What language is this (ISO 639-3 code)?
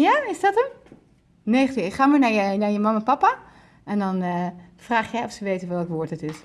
nld